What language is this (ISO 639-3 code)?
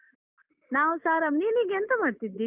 kan